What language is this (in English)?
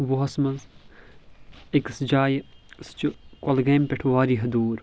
Kashmiri